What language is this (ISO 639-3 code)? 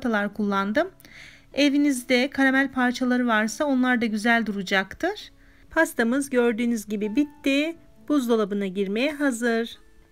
tur